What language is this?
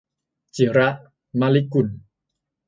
Thai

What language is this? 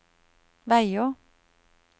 Norwegian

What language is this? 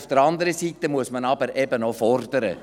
Swiss German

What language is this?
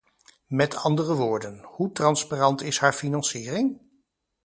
Dutch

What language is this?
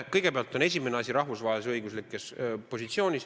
Estonian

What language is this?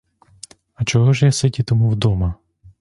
Ukrainian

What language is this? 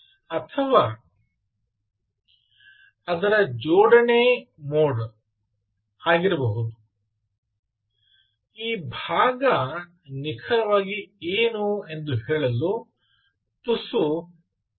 Kannada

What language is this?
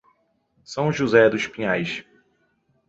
Portuguese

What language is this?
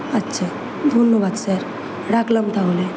Bangla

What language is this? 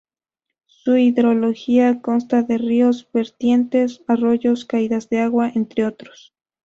Spanish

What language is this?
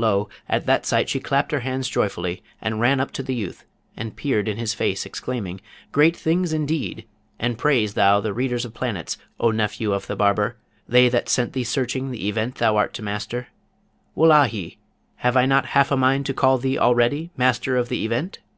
English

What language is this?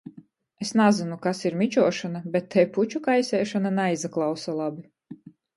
Latgalian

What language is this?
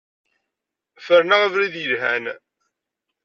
Kabyle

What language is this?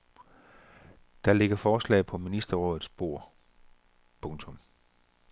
Danish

